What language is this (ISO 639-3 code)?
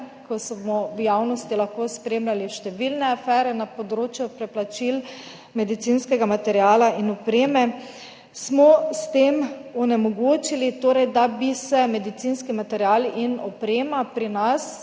slv